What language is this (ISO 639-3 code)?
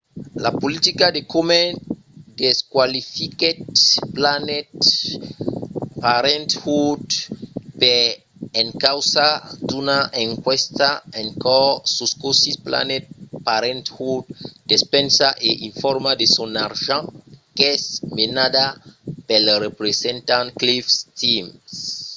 oci